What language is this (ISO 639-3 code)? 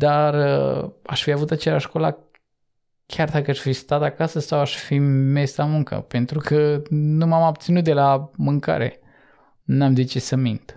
ron